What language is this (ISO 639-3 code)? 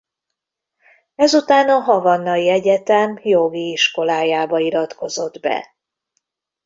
hun